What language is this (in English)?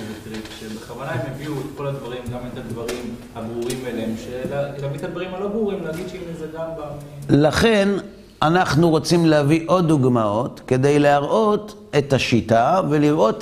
Hebrew